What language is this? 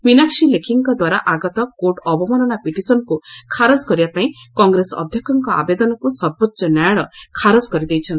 Odia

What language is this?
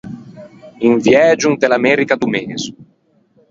Ligurian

